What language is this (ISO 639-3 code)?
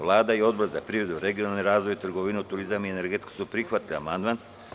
srp